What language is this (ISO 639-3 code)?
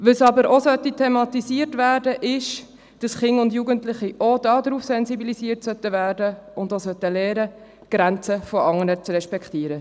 gsw